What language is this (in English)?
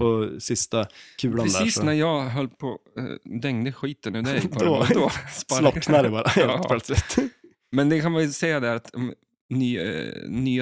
Swedish